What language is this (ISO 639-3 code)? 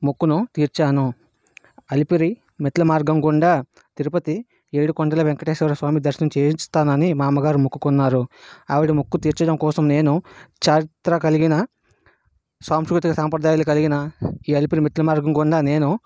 tel